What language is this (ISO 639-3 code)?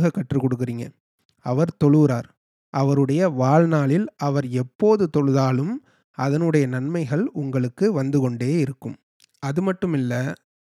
tam